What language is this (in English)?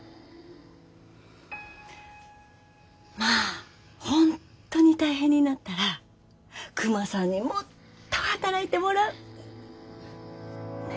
Japanese